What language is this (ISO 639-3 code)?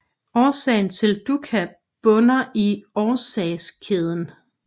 dan